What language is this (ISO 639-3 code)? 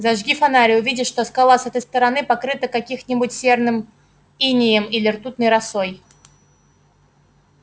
rus